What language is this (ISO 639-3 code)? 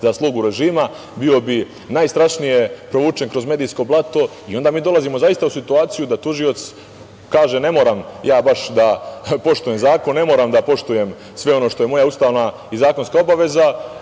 srp